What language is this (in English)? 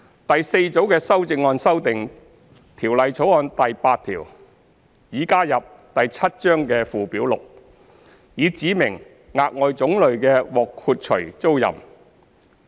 Cantonese